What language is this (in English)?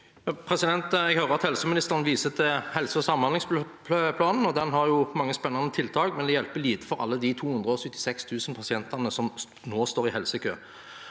Norwegian